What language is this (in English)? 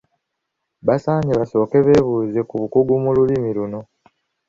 Ganda